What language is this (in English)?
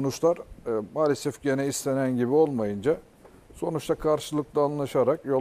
Turkish